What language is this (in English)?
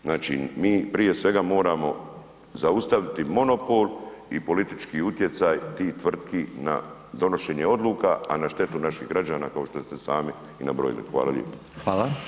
Croatian